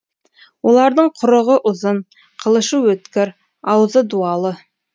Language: Kazakh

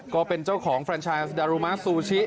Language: Thai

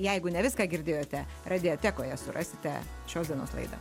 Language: Lithuanian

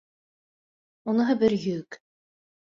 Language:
Bashkir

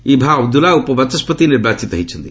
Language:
Odia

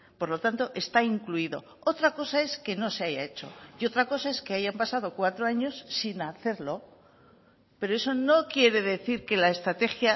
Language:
Spanish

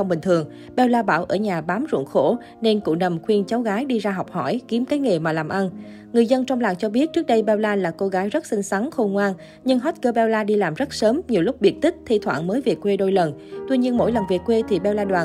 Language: Vietnamese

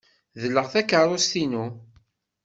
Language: Kabyle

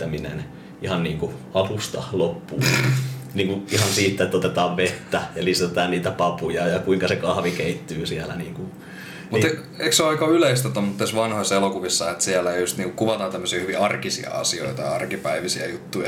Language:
Finnish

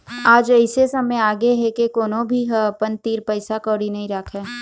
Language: Chhattisgarhi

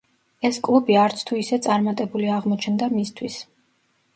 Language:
Georgian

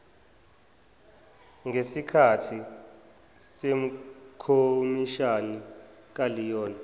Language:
Zulu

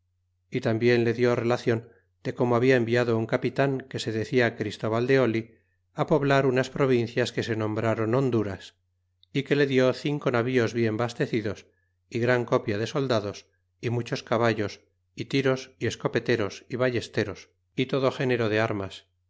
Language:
Spanish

